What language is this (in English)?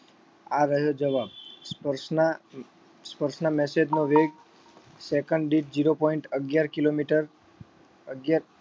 Gujarati